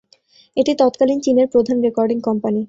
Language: Bangla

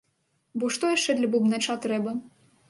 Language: Belarusian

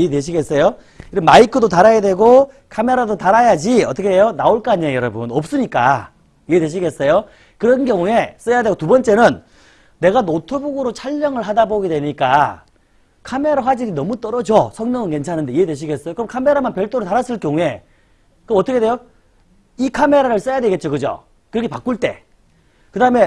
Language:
Korean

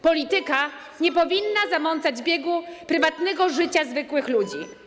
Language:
Polish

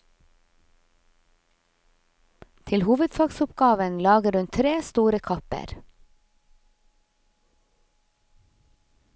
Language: Norwegian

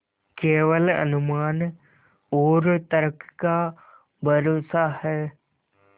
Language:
Hindi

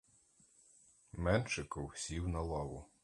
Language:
Ukrainian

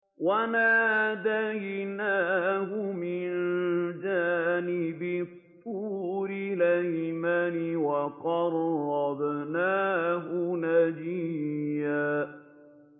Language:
Arabic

